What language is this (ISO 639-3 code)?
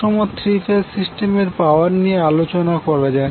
ben